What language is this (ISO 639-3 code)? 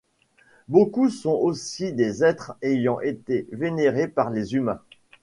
fra